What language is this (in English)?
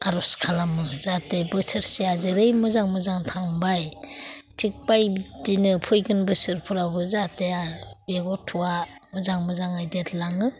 Bodo